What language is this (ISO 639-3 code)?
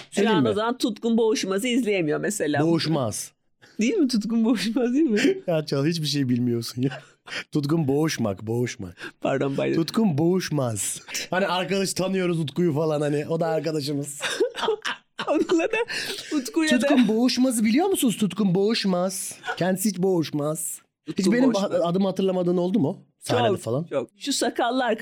tur